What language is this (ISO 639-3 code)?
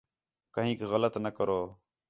xhe